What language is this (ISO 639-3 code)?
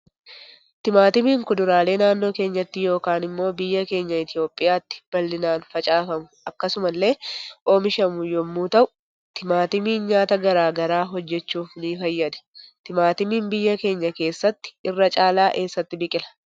orm